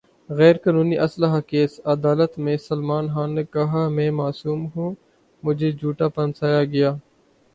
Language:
Urdu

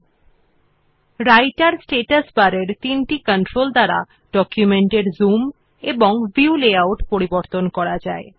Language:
Bangla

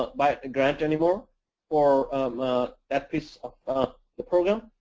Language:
English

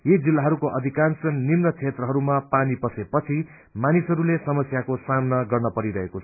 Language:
Nepali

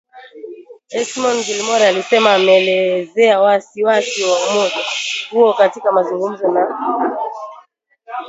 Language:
Swahili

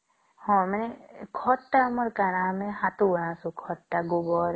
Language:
Odia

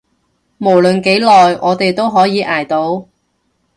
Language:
Cantonese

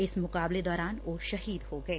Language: Punjabi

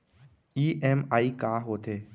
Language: Chhattisgarhi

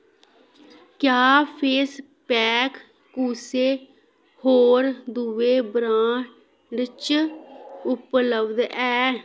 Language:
Dogri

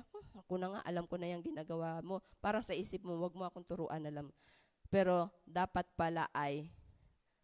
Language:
Filipino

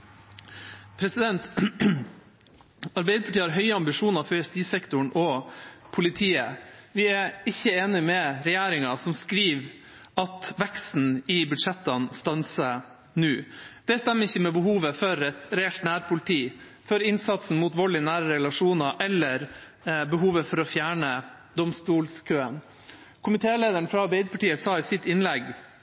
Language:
Norwegian Bokmål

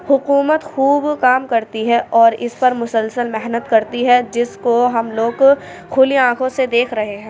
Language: Urdu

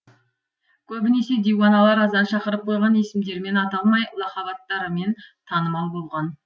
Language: Kazakh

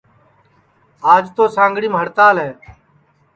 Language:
Sansi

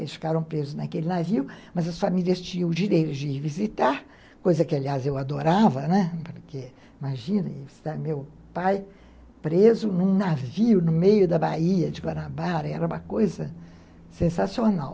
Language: Portuguese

